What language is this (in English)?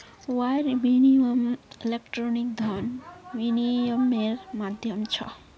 Magahi